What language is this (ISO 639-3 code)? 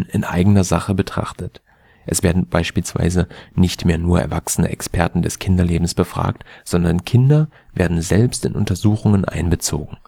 deu